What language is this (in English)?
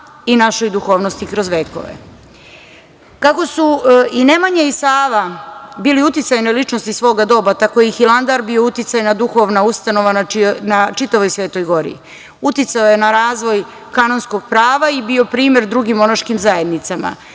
Serbian